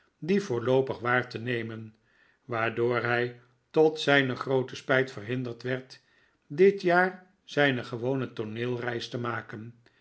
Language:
Dutch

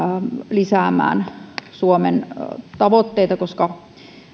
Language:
Finnish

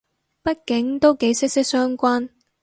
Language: Cantonese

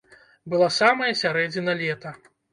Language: Belarusian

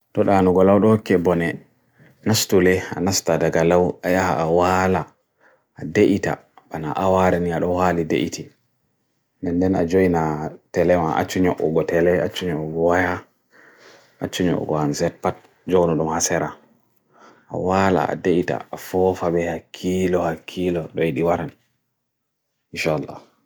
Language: Bagirmi Fulfulde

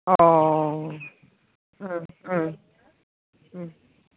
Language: Bodo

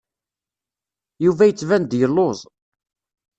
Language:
Kabyle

